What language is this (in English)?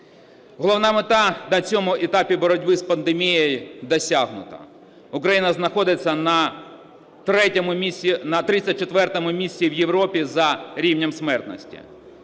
Ukrainian